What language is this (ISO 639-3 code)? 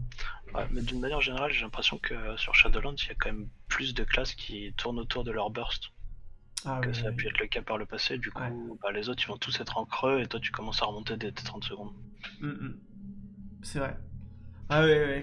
fra